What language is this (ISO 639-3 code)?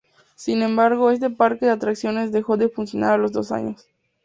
spa